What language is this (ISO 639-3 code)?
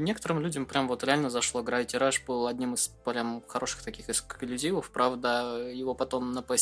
rus